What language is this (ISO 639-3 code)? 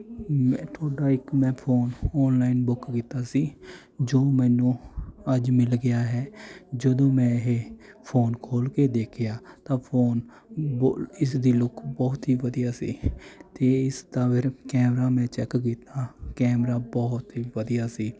pan